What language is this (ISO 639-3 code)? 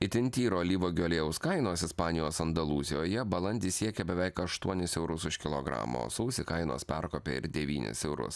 lit